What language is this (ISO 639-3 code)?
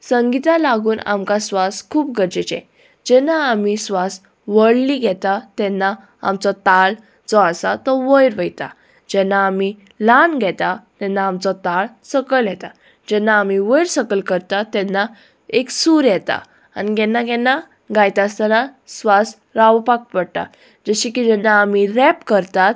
kok